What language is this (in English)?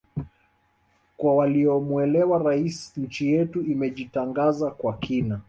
Swahili